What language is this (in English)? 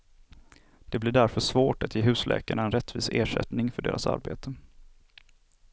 Swedish